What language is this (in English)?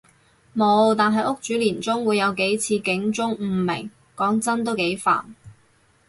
Cantonese